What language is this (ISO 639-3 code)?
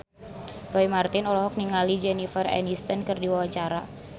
sun